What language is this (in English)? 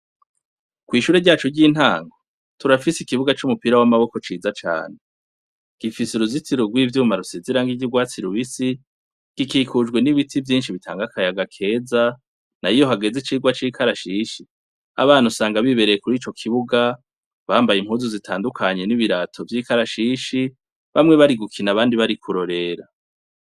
Rundi